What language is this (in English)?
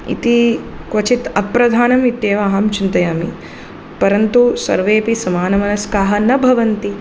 Sanskrit